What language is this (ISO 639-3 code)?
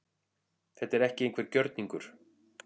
isl